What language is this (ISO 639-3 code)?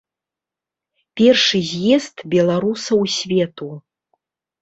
bel